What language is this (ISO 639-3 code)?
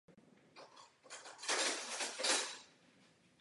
ces